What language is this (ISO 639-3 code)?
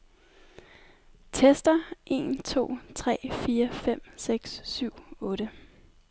dan